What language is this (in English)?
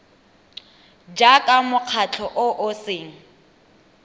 Tswana